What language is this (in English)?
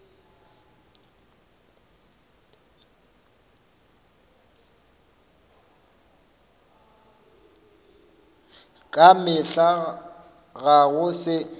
Northern Sotho